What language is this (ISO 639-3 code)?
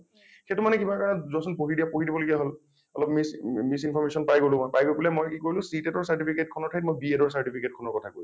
asm